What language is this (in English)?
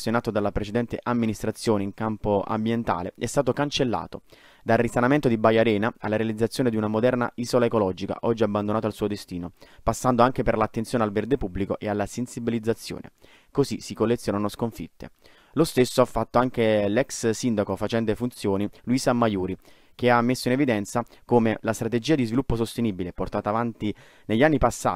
Italian